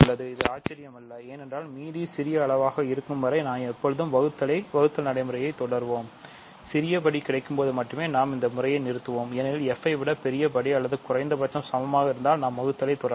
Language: Tamil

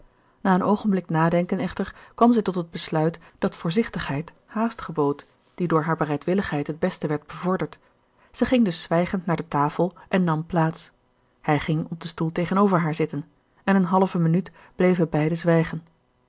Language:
Dutch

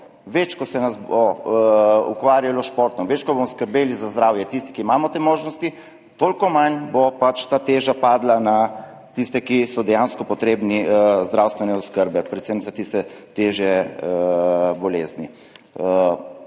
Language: Slovenian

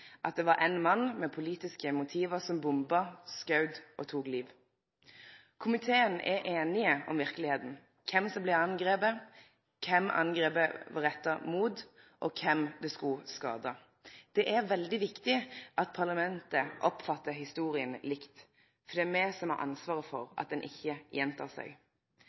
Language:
Norwegian Nynorsk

